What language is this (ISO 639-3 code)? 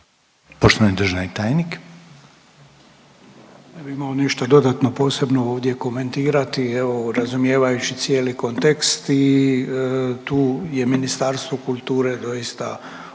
hrv